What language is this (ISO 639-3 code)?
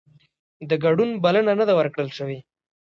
pus